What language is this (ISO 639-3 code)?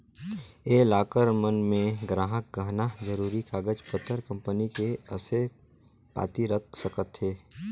hne